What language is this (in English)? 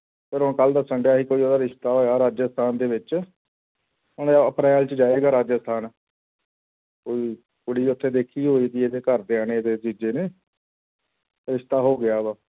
Punjabi